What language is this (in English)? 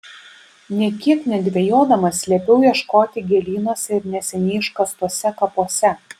Lithuanian